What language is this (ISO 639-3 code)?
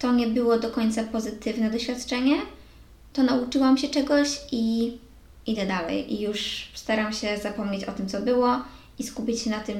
pol